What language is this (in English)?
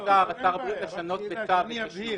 Hebrew